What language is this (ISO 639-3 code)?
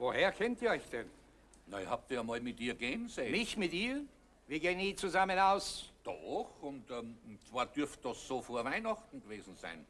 deu